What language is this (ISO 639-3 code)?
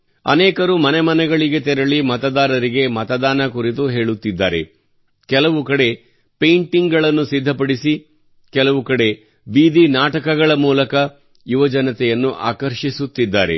kan